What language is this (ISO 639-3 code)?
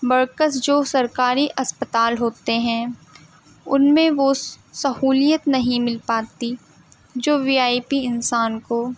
urd